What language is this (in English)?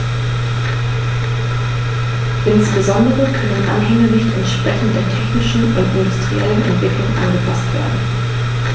German